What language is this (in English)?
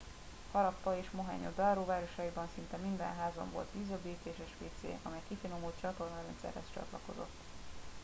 Hungarian